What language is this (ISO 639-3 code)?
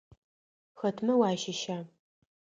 ady